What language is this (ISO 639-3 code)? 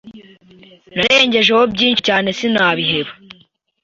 kin